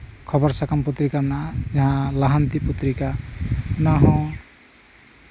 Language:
Santali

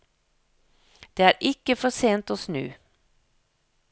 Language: Norwegian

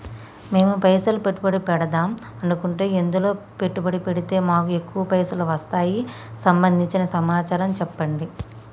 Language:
Telugu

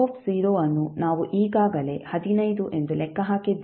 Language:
Kannada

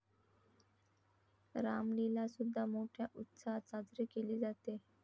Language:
Marathi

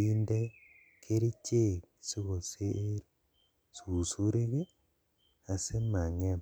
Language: Kalenjin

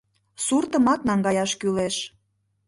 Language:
Mari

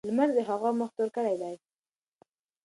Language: Pashto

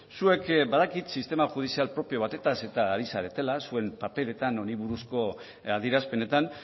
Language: Basque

